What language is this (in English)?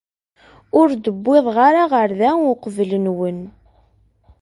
Kabyle